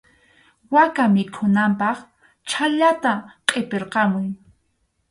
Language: Arequipa-La Unión Quechua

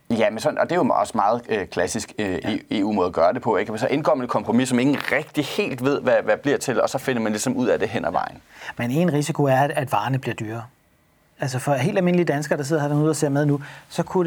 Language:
Danish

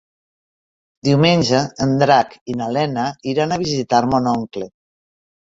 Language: Catalan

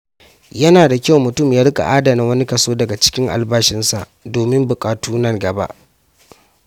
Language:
Hausa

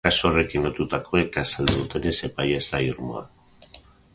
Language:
Basque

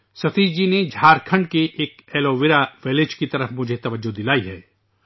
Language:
Urdu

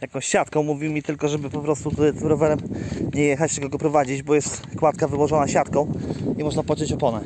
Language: Polish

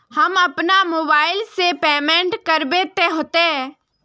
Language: Magahi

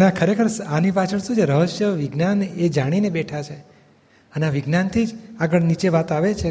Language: Gujarati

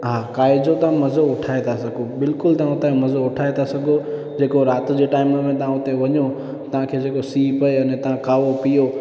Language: Sindhi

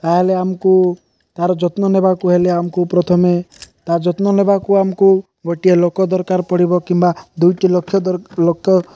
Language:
Odia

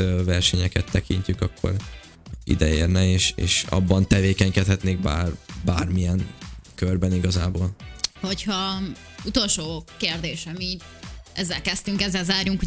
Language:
Hungarian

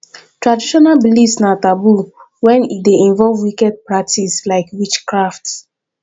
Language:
Nigerian Pidgin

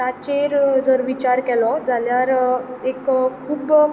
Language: Konkani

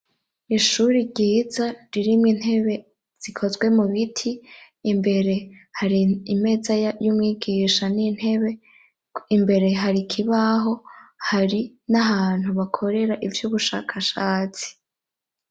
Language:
Rundi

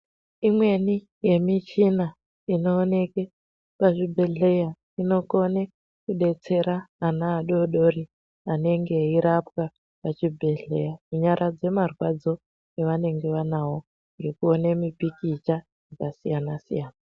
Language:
Ndau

